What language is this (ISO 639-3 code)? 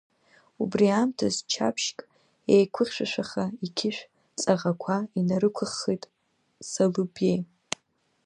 abk